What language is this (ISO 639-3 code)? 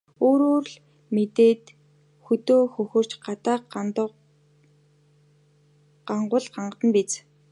mon